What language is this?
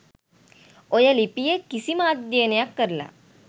Sinhala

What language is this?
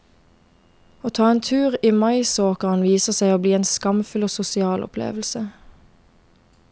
Norwegian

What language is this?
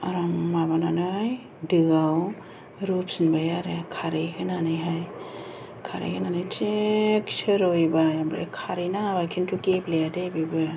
Bodo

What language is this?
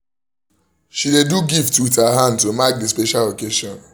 Nigerian Pidgin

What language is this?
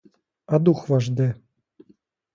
Ukrainian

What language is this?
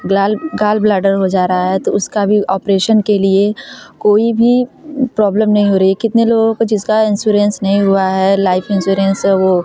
Hindi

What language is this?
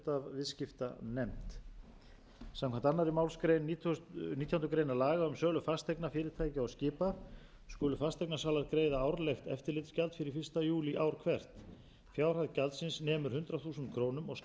Icelandic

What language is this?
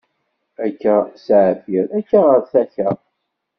Kabyle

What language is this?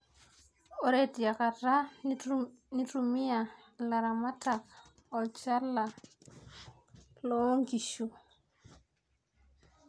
Masai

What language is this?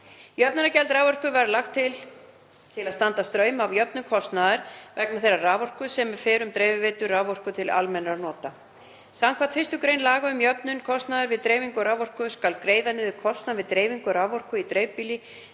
Icelandic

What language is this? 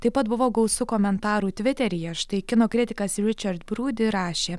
Lithuanian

